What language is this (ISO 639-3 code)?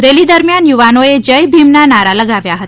guj